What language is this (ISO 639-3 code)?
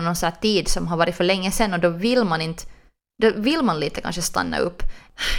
swe